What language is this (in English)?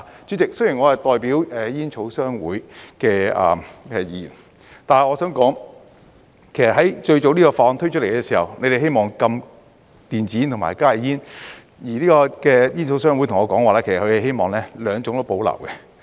Cantonese